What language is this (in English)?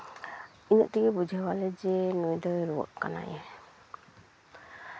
Santali